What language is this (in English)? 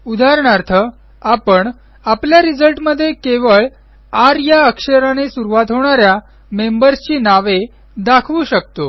Marathi